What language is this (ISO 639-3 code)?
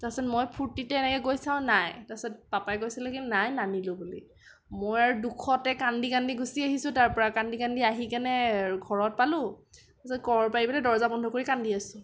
asm